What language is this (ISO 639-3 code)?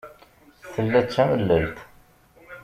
kab